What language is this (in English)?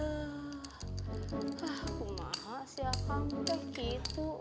Indonesian